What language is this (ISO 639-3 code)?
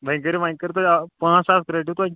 kas